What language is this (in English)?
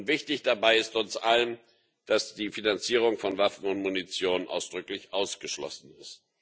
German